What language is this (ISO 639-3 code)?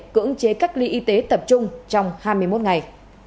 vie